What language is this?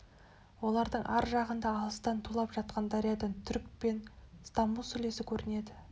Kazakh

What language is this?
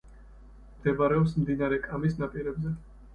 Georgian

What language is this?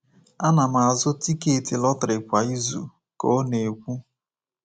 Igbo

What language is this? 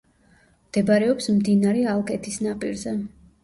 Georgian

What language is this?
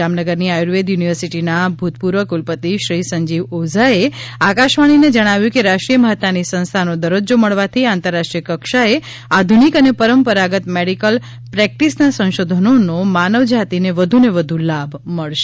Gujarati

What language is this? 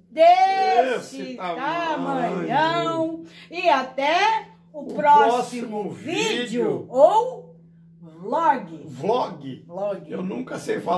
Portuguese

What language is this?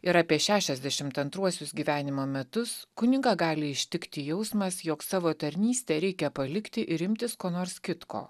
Lithuanian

